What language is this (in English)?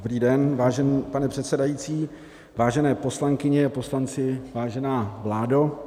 Czech